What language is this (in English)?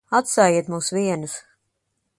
Latvian